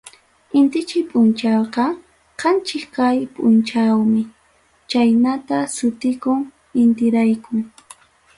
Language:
Ayacucho Quechua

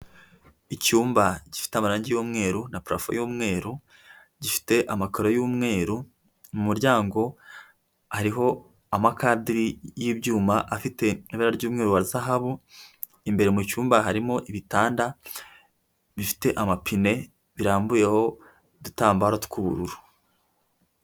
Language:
Kinyarwanda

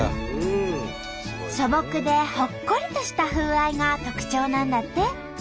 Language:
Japanese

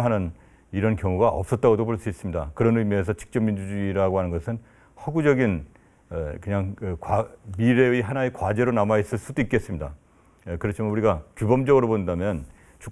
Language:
Korean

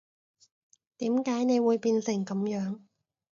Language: Cantonese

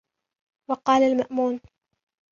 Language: Arabic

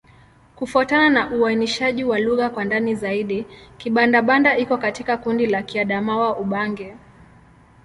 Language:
Swahili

